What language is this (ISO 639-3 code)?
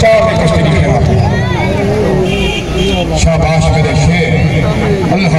ara